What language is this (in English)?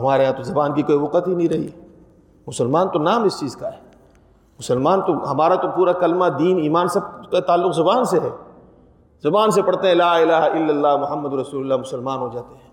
Urdu